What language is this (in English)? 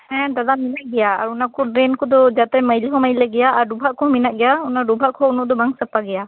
Santali